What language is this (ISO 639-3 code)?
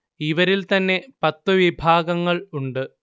mal